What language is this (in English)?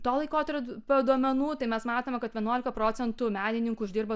Lithuanian